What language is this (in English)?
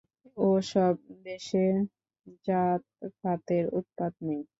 Bangla